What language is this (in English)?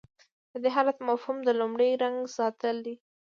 Pashto